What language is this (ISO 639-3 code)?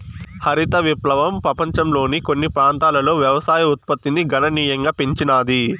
tel